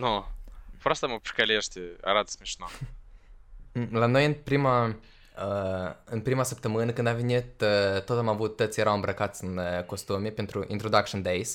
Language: Romanian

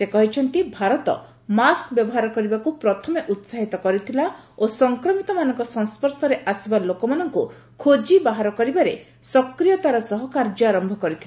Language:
Odia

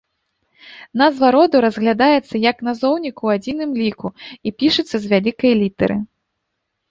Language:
Belarusian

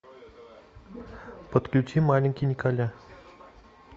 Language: Russian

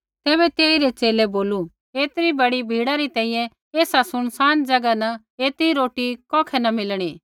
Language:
Kullu Pahari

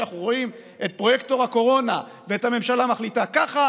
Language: Hebrew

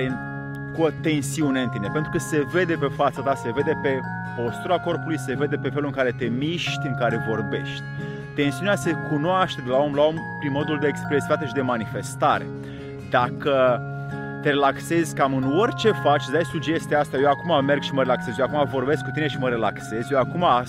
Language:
Romanian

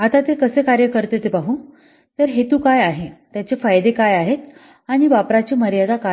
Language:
Marathi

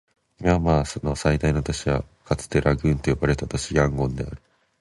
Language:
Japanese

